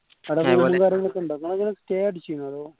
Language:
Malayalam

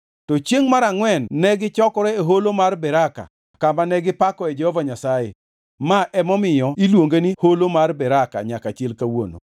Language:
Luo (Kenya and Tanzania)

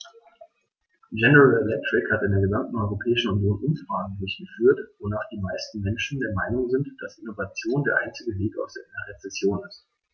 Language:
German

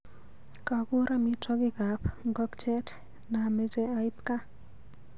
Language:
Kalenjin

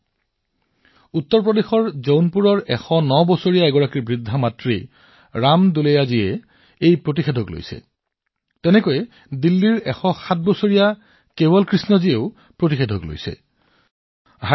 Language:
Assamese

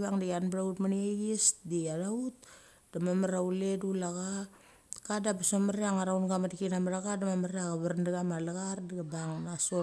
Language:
Mali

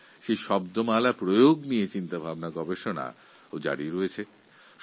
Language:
Bangla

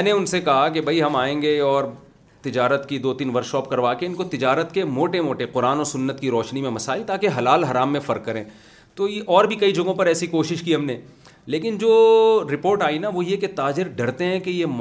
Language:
Urdu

